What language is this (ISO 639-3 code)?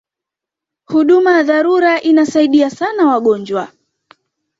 swa